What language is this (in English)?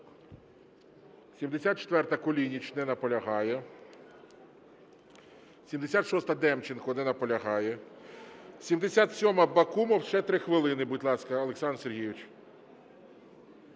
Ukrainian